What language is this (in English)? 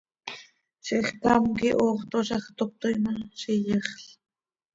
Seri